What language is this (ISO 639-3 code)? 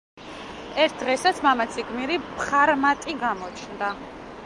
kat